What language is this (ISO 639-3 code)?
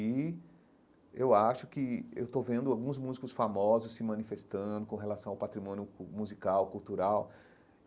por